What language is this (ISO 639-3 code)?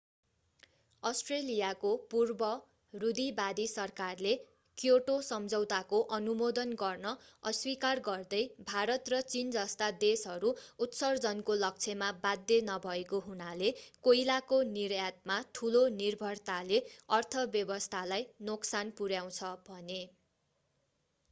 nep